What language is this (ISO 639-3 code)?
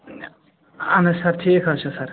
kas